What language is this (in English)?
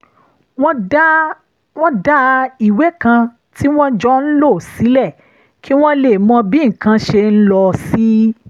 Yoruba